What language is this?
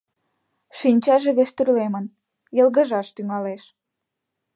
Mari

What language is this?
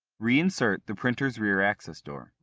English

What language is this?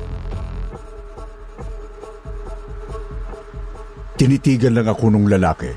Filipino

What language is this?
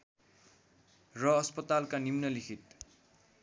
Nepali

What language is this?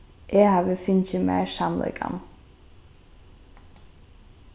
Faroese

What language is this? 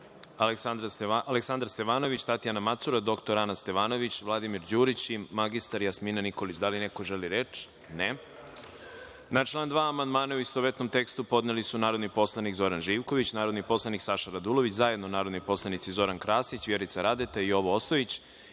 Serbian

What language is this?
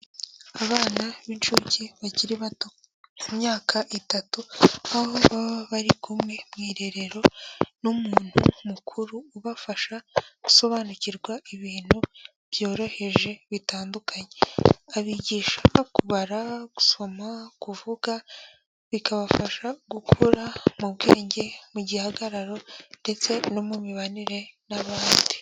Kinyarwanda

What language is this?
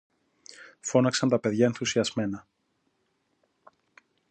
Greek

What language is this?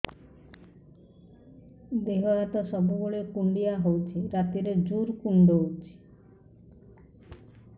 Odia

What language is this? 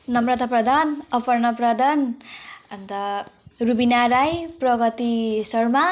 Nepali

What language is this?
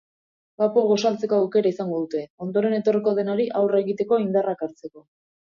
Basque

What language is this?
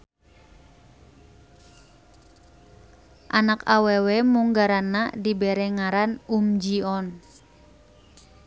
Sundanese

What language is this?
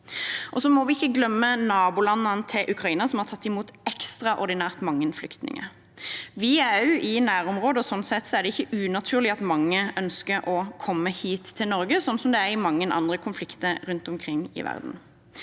Norwegian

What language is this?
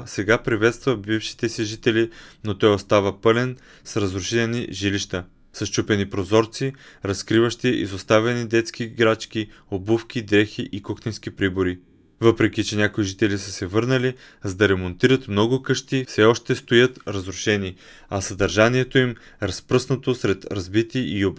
Bulgarian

